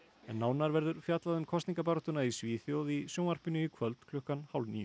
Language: Icelandic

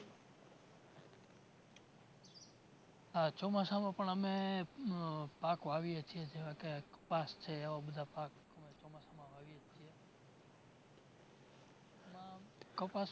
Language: Gujarati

